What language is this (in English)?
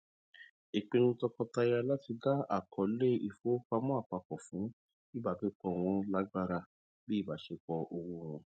Yoruba